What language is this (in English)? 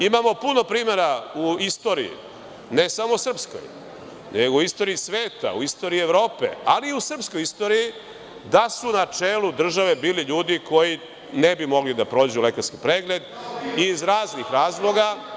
Serbian